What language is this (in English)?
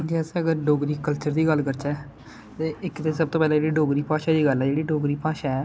Dogri